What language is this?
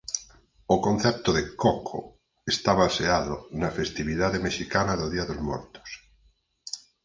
Galician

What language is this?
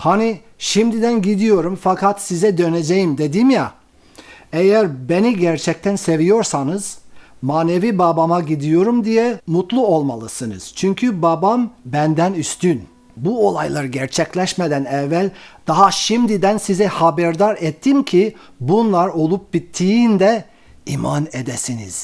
Turkish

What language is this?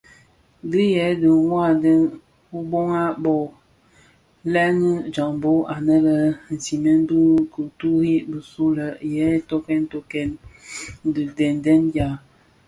Bafia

